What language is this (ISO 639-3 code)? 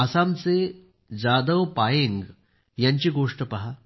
mar